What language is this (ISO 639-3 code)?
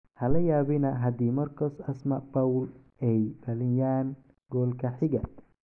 som